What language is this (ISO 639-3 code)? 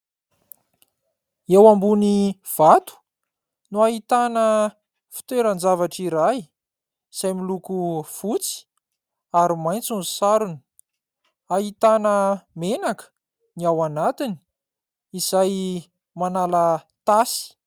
mlg